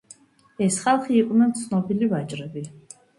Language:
Georgian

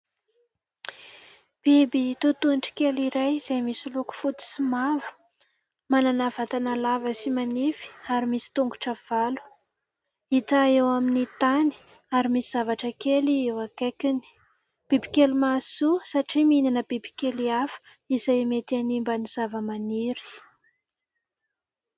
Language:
Malagasy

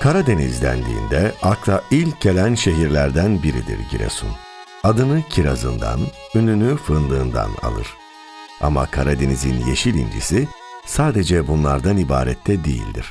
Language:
Turkish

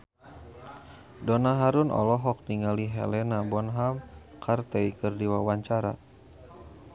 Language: Sundanese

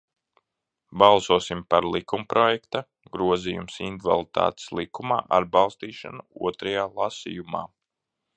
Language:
Latvian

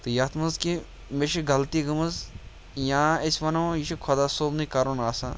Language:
Kashmiri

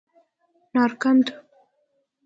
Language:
Persian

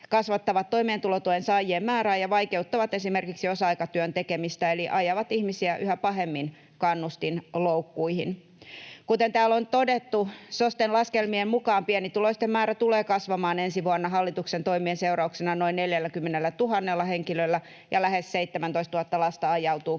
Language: Finnish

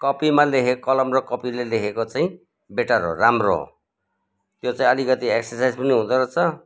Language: Nepali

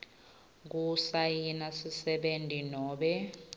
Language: Swati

